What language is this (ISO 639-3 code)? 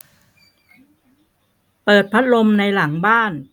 tha